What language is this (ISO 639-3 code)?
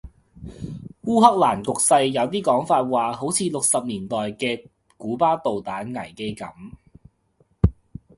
yue